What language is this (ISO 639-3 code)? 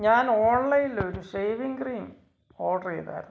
mal